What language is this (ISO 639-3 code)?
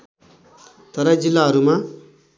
nep